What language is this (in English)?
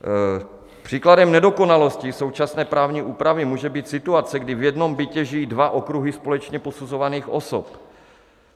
Czech